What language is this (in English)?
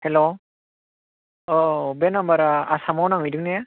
Bodo